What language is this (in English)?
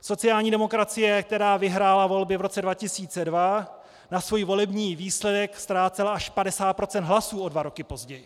Czech